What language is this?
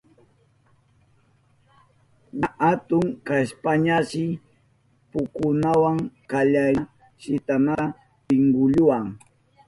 Southern Pastaza Quechua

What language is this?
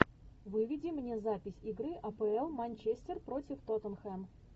Russian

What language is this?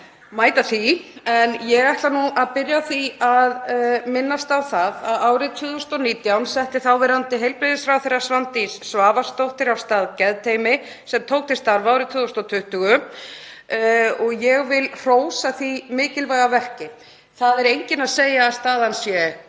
Icelandic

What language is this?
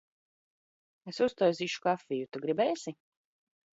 Latvian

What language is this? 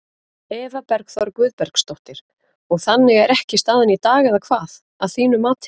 Icelandic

